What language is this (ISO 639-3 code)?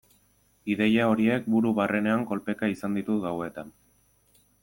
eus